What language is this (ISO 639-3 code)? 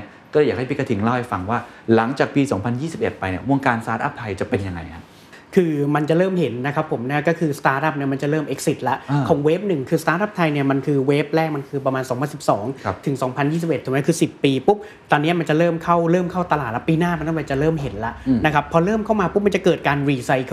tha